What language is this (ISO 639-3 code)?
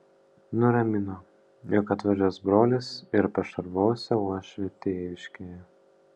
lit